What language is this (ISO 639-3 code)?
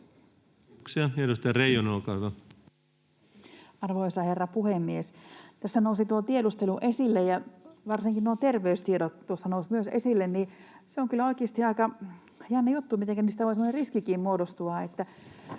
fin